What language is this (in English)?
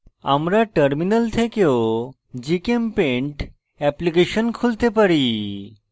Bangla